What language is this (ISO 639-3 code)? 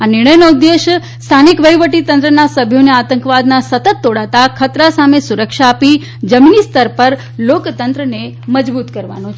guj